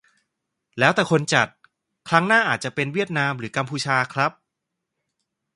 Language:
Thai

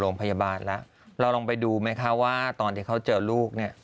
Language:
Thai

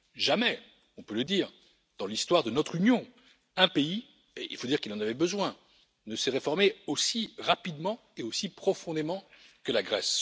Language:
French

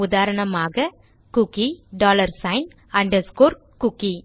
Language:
Tamil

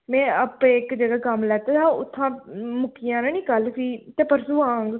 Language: Dogri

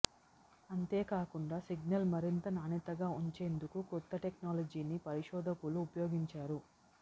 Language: Telugu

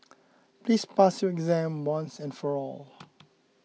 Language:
English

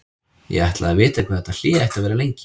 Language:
Icelandic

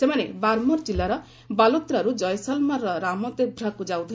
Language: Odia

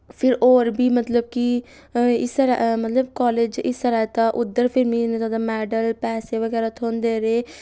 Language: Dogri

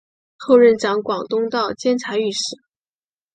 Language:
Chinese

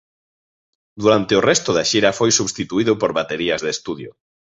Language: Galician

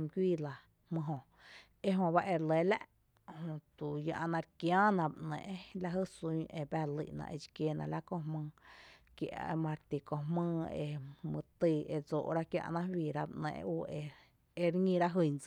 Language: Tepinapa Chinantec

